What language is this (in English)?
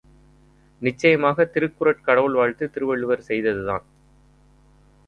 Tamil